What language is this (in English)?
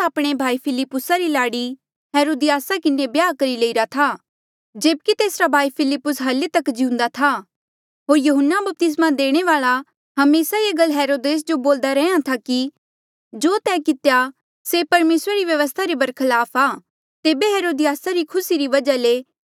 Mandeali